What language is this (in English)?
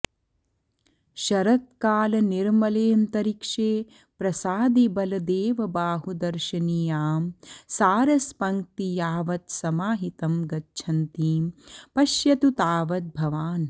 Sanskrit